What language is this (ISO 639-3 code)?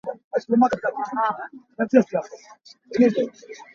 cnh